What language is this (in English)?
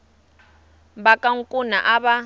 Tsonga